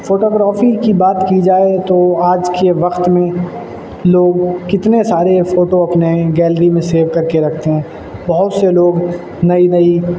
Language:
Urdu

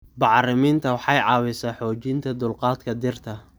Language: Somali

